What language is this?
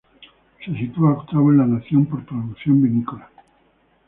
Spanish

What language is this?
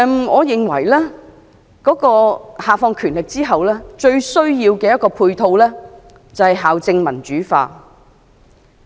Cantonese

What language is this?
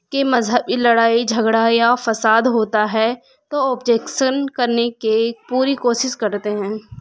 Urdu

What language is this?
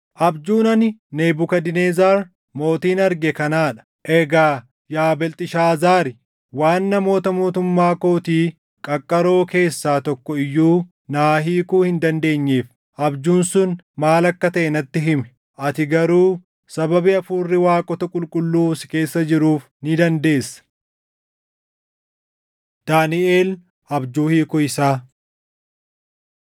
Oromo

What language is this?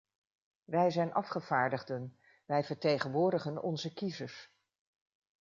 Dutch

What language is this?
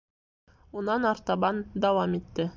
Bashkir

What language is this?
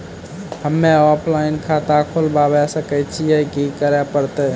Maithili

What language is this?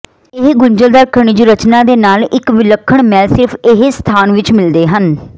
Punjabi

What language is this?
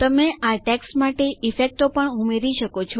Gujarati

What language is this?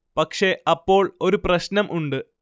Malayalam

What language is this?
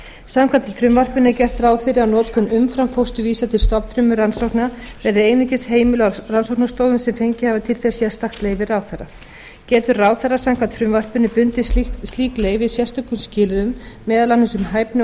Icelandic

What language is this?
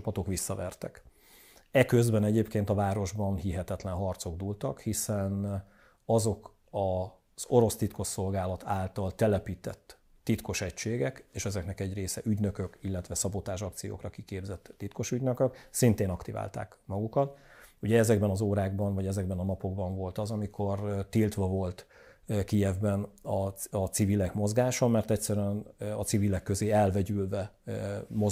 Hungarian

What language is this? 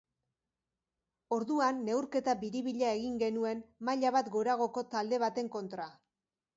Basque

